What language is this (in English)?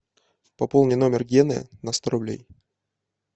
Russian